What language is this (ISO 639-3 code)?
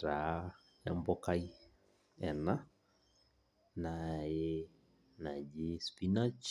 mas